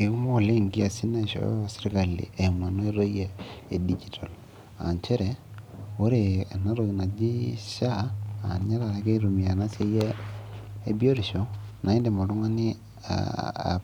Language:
Masai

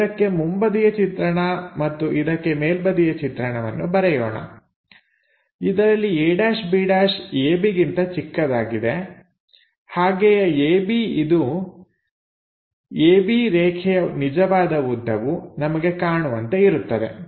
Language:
Kannada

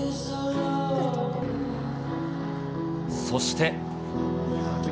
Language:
Japanese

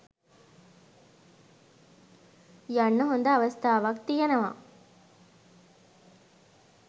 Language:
Sinhala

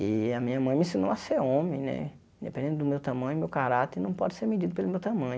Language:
Portuguese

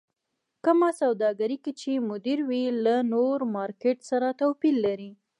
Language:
Pashto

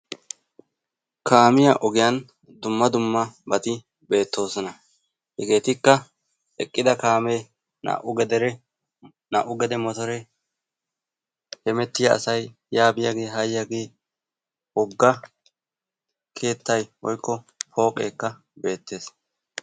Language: Wolaytta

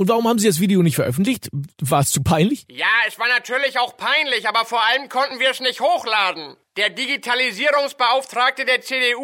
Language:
German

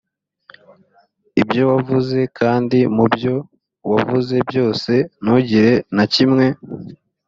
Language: Kinyarwanda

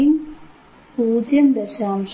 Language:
Malayalam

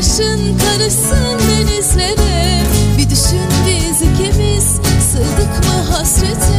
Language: Turkish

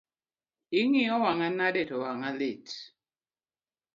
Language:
Luo (Kenya and Tanzania)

